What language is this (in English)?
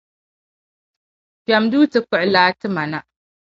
Dagbani